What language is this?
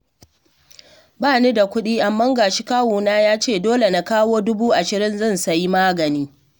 Hausa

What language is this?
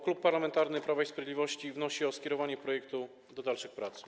Polish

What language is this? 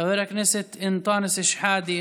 Hebrew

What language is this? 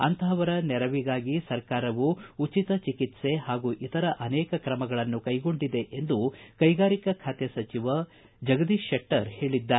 Kannada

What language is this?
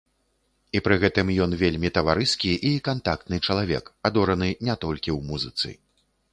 Belarusian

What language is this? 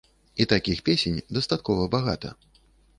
Belarusian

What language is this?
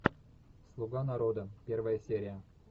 Russian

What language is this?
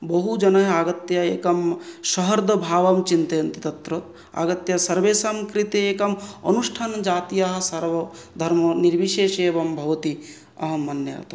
Sanskrit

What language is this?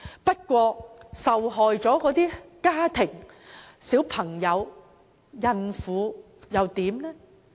Cantonese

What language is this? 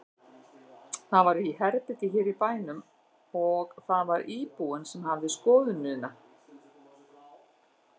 Icelandic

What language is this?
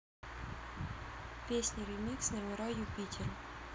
Russian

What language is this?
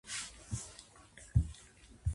Japanese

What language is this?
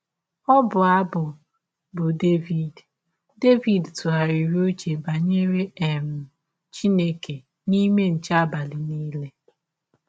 Igbo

